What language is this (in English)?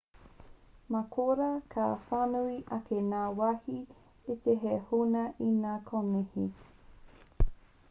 Māori